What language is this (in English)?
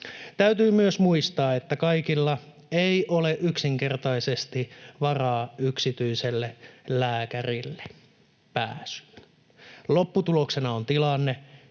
Finnish